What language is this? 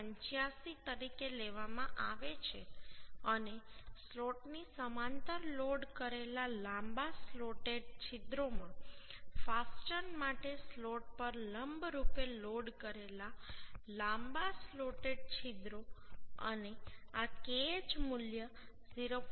Gujarati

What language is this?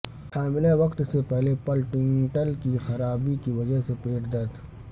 Urdu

